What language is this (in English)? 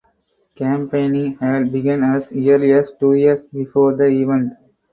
English